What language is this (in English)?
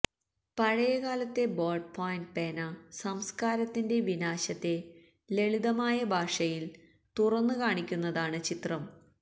Malayalam